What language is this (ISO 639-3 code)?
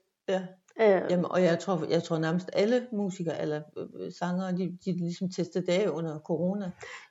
dan